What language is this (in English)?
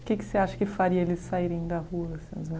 Portuguese